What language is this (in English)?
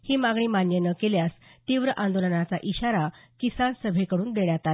Marathi